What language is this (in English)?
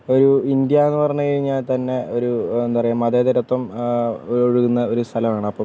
Malayalam